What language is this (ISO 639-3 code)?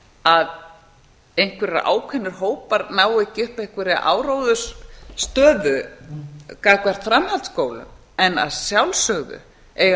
isl